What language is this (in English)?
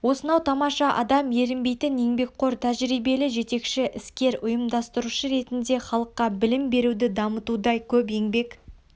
Kazakh